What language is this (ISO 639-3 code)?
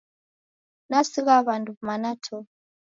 dav